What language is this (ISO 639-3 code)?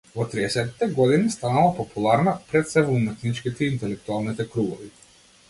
mkd